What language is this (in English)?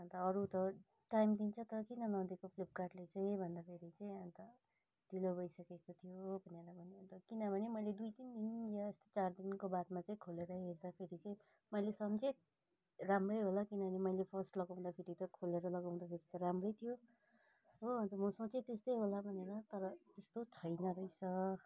Nepali